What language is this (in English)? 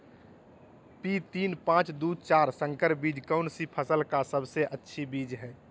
Magahi